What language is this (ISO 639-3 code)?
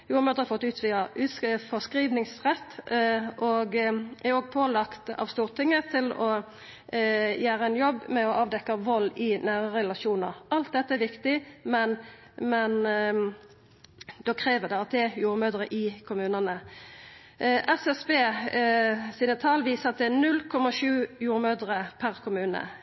nno